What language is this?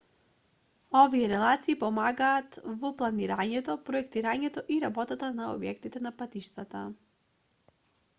Macedonian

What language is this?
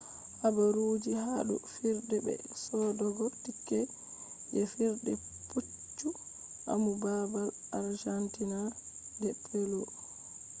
Fula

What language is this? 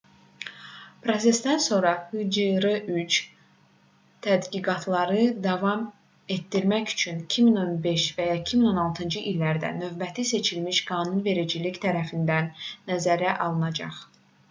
Azerbaijani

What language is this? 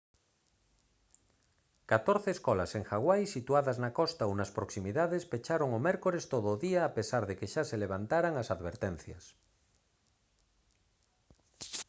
Galician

